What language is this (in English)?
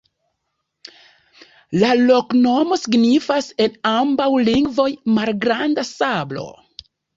Esperanto